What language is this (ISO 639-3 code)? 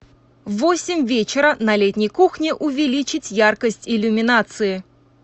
rus